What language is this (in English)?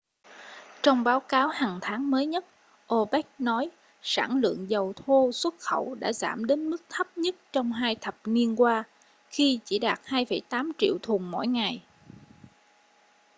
Vietnamese